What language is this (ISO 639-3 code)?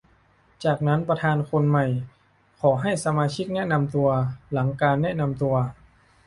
tha